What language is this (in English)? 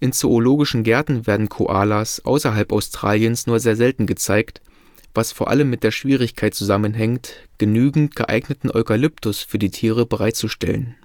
German